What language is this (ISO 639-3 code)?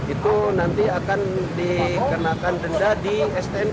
ind